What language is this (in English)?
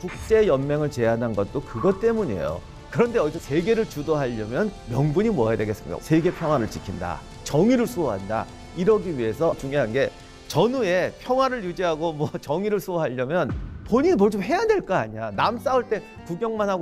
Korean